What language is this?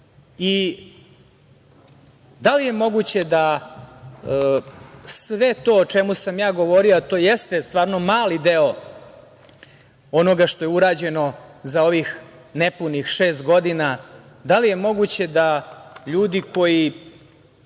Serbian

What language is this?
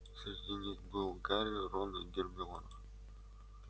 Russian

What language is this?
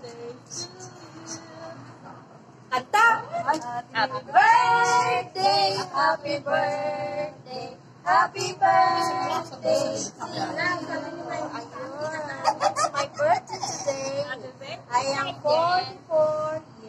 Indonesian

